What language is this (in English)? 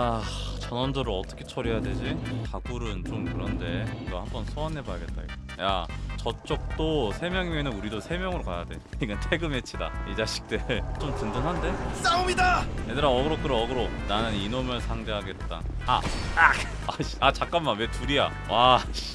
Korean